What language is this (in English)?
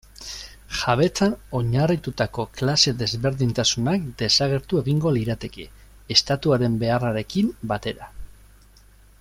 Basque